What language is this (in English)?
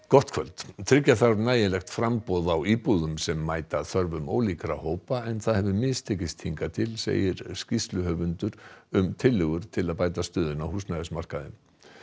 Icelandic